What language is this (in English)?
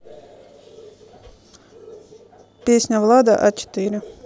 Russian